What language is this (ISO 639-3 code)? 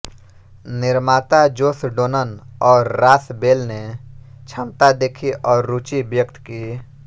hin